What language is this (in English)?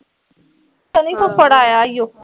Punjabi